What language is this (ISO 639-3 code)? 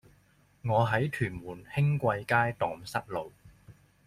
yue